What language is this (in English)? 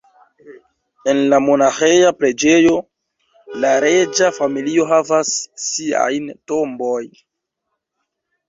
Esperanto